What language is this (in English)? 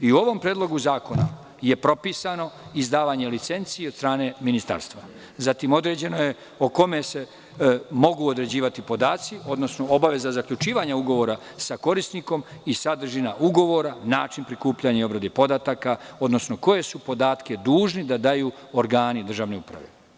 Serbian